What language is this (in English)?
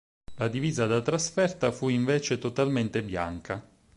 Italian